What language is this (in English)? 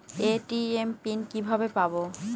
Bangla